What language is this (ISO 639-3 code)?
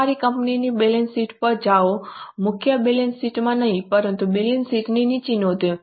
guj